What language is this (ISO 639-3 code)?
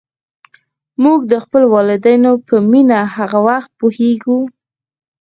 pus